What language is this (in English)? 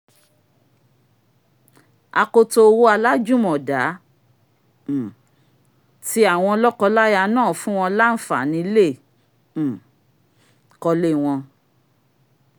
Yoruba